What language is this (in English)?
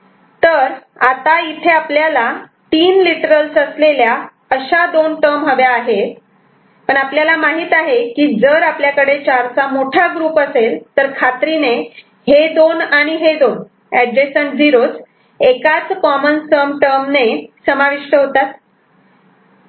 Marathi